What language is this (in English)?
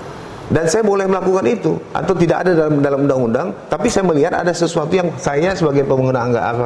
Indonesian